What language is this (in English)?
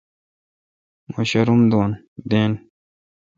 Kalkoti